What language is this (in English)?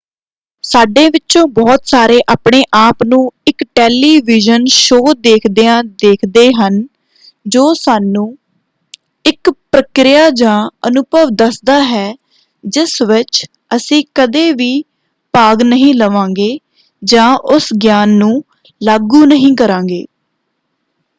Punjabi